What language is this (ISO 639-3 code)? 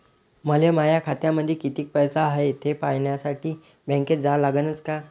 mar